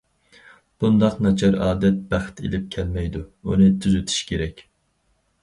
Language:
Uyghur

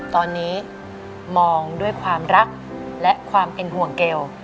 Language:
Thai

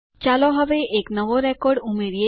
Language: Gujarati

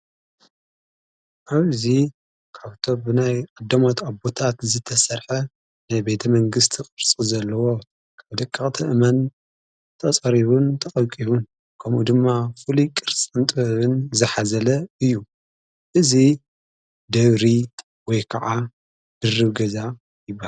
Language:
Tigrinya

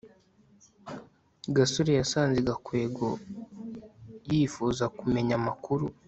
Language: Kinyarwanda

